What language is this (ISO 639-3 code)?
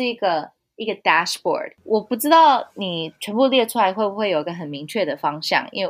zho